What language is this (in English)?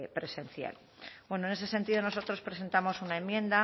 Spanish